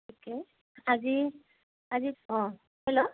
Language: Assamese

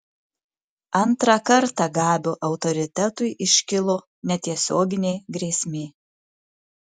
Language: Lithuanian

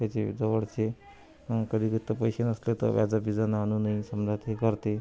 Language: Marathi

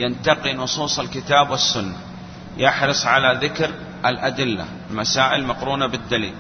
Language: Arabic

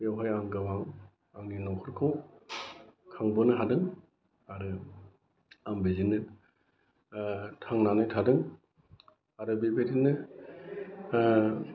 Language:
Bodo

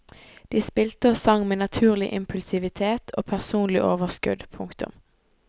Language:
Norwegian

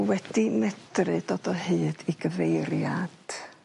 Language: Welsh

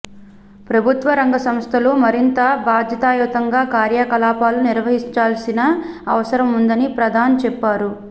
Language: Telugu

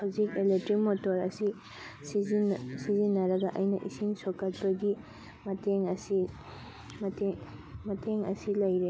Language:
Manipuri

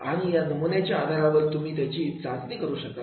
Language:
Marathi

